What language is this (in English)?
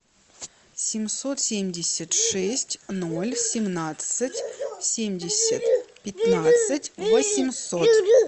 Russian